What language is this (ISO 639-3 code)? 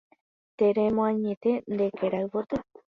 grn